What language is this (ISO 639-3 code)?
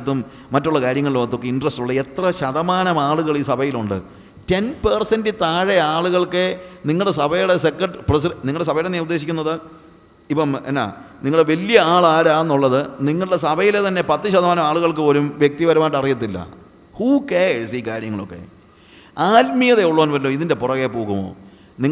mal